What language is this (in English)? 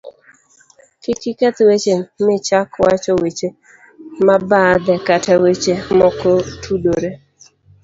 Luo (Kenya and Tanzania)